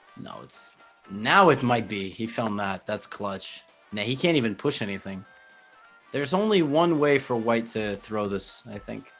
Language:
English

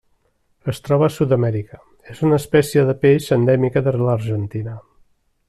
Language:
Catalan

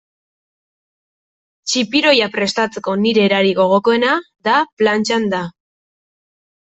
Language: Basque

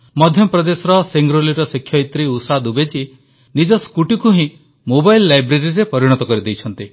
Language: Odia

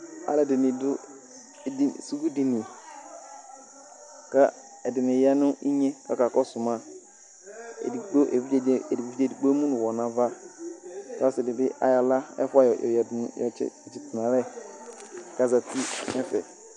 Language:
Ikposo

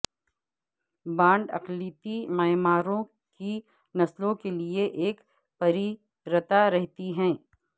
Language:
Urdu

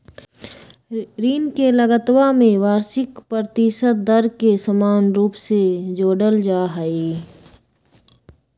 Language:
Magahi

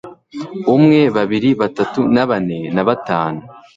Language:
Kinyarwanda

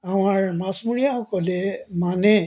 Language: Assamese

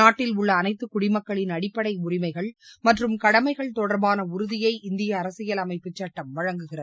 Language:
Tamil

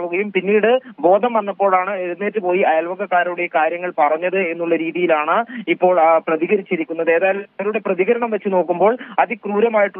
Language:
Malayalam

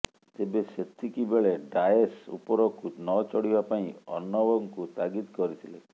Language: Odia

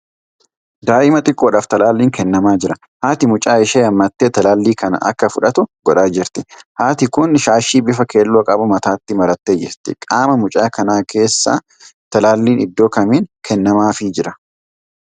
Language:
Oromo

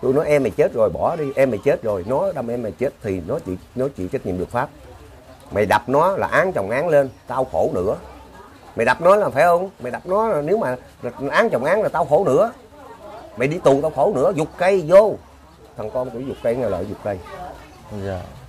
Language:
Vietnamese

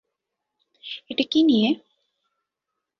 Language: Bangla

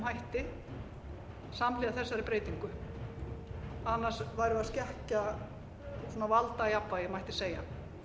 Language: Icelandic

